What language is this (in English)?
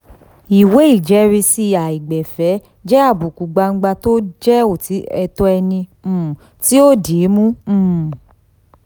Yoruba